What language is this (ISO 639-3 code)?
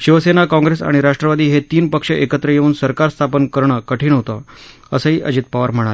mar